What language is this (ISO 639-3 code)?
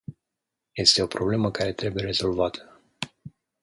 ron